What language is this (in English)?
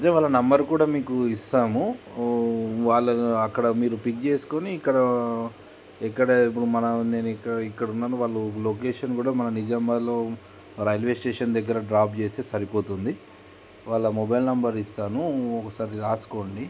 Telugu